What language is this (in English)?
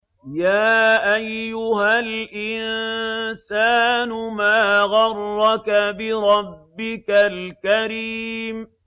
Arabic